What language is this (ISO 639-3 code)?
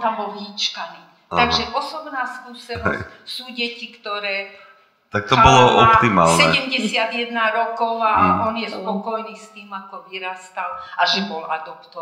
slk